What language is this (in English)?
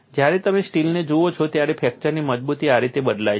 Gujarati